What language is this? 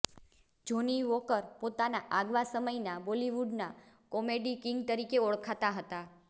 Gujarati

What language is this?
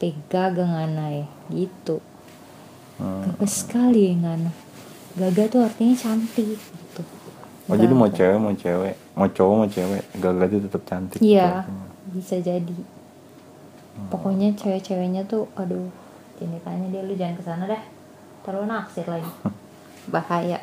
Indonesian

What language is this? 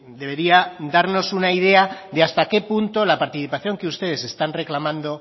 Spanish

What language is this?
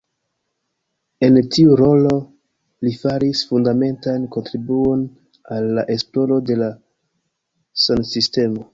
Esperanto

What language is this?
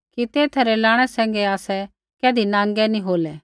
Kullu Pahari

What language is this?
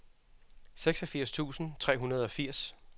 Danish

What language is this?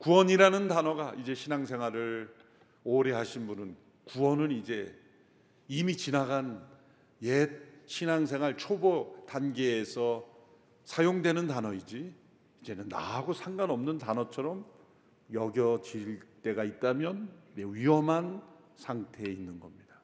Korean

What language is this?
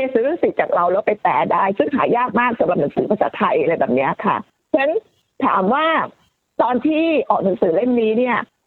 Thai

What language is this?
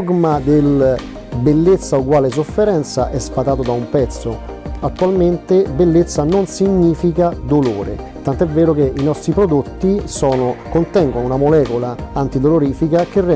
Italian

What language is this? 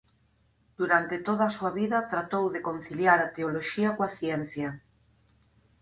Galician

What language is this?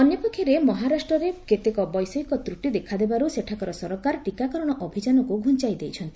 Odia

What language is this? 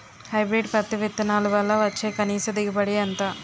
Telugu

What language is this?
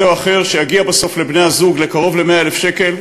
Hebrew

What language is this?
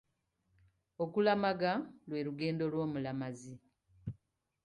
Ganda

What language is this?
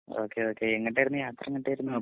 Malayalam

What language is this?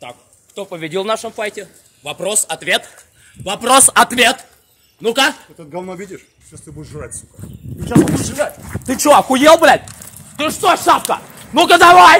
Russian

